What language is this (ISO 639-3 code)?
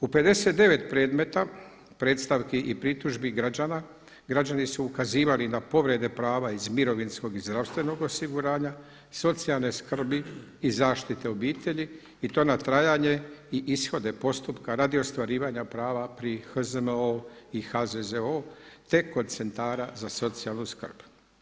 hrv